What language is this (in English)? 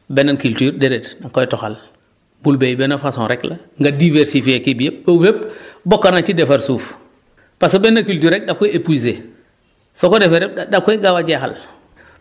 Wolof